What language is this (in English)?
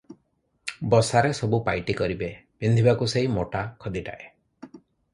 Odia